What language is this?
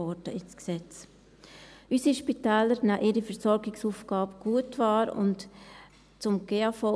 Swiss German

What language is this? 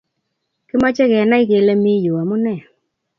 Kalenjin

